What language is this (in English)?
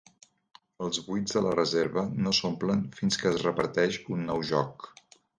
Catalan